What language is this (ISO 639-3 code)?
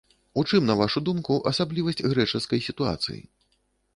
bel